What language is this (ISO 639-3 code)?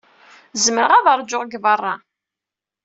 kab